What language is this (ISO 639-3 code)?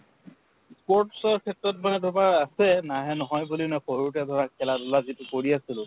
asm